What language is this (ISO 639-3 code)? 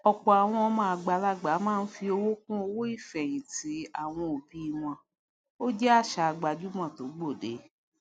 yor